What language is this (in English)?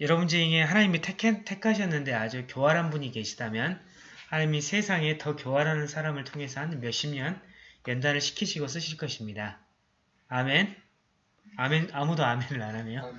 Korean